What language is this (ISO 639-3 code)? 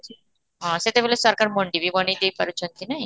ori